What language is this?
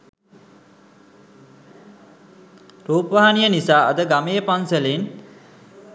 Sinhala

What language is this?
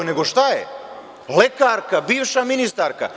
Serbian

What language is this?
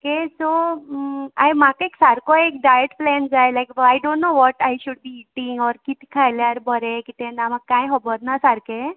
Konkani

